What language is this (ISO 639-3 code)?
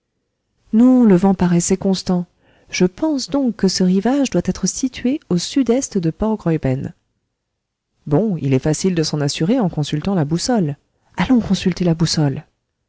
fra